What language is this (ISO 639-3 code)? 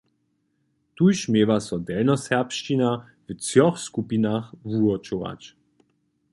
hsb